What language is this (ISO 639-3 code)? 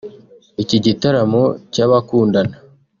kin